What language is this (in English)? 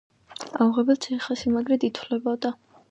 Georgian